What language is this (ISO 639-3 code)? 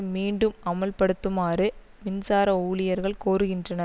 tam